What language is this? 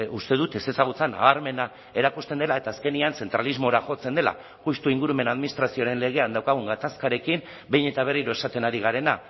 Basque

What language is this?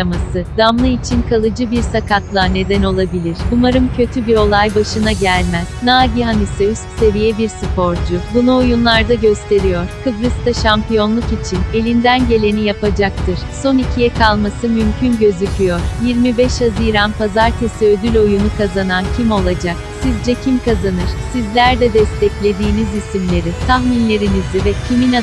Turkish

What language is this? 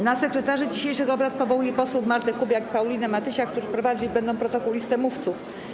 Polish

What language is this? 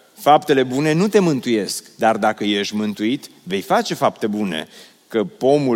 Romanian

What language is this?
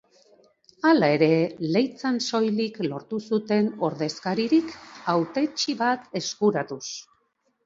Basque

